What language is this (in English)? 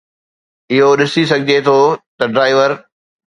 Sindhi